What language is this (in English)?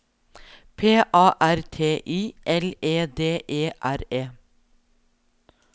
Norwegian